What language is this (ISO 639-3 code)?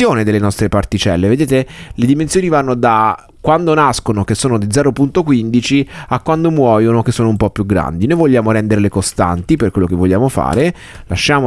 ita